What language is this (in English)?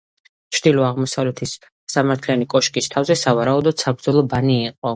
Georgian